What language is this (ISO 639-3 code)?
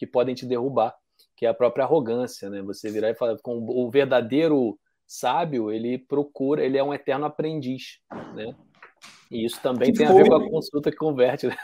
por